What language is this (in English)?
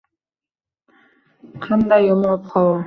Uzbek